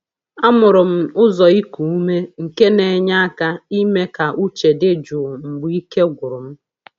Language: Igbo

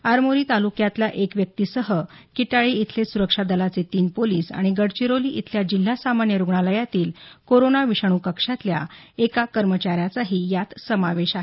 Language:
Marathi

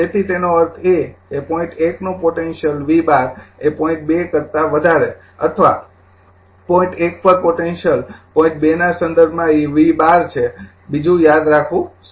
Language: Gujarati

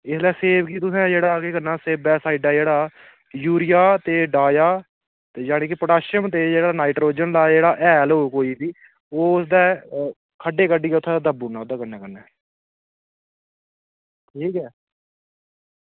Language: Dogri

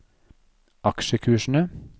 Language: Norwegian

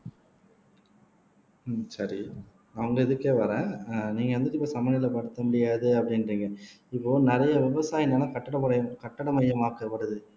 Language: Tamil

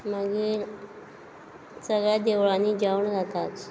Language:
Konkani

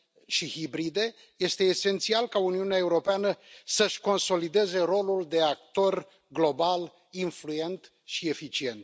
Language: Romanian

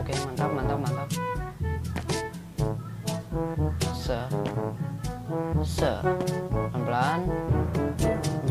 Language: Indonesian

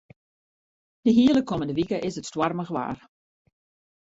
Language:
Western Frisian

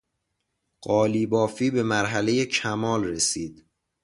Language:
Persian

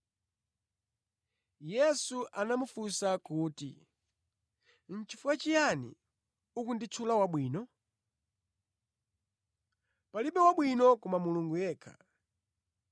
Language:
Nyanja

